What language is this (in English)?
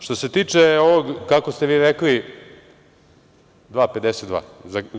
Serbian